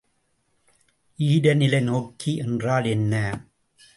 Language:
Tamil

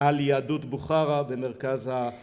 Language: Hebrew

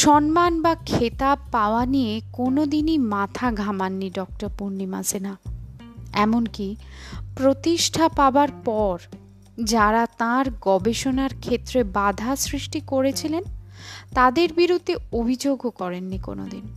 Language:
Bangla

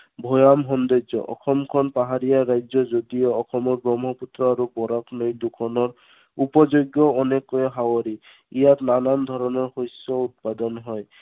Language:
Assamese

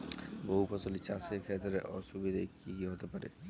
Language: Bangla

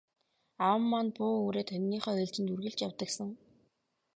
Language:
Mongolian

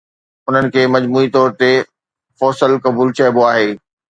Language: Sindhi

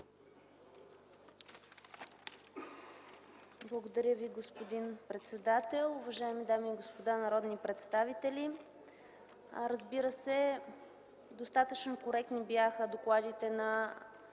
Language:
Bulgarian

